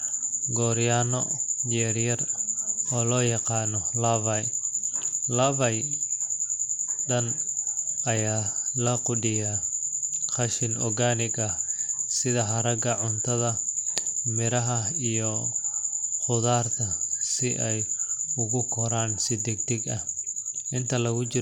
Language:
Somali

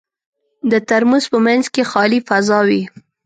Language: Pashto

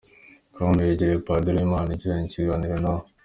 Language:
Kinyarwanda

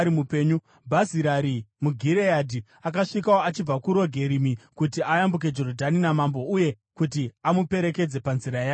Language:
Shona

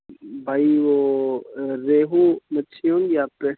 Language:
Urdu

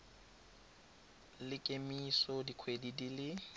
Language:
Tswana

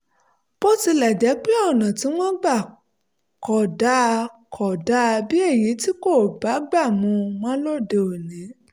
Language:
Yoruba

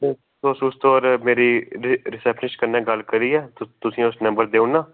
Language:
Dogri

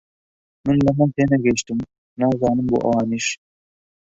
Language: Central Kurdish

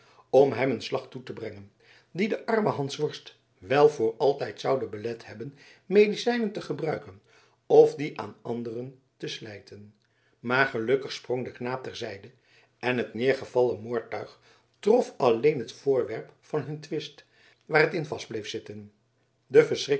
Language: Dutch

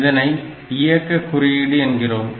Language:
Tamil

